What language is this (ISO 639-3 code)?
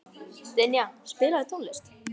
isl